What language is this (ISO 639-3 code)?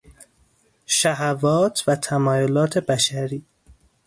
fas